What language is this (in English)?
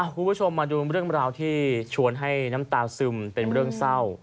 Thai